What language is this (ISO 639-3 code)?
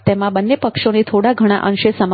guj